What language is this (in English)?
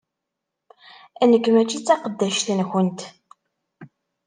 Kabyle